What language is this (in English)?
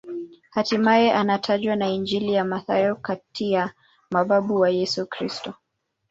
Swahili